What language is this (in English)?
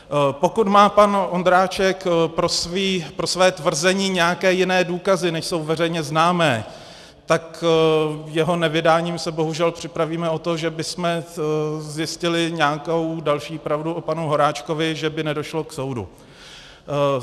Czech